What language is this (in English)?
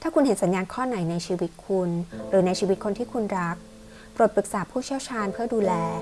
Thai